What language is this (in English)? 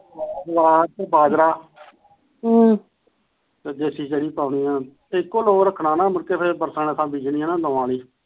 Punjabi